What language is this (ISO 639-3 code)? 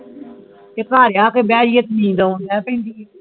pan